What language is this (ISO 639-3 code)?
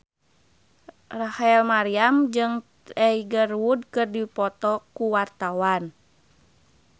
sun